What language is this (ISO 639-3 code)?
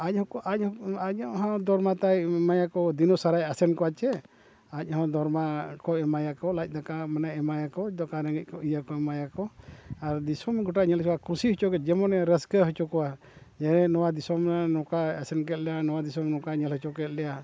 sat